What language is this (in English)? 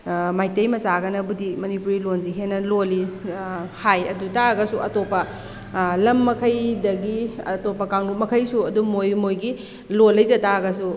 Manipuri